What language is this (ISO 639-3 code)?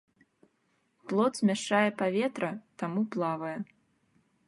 bel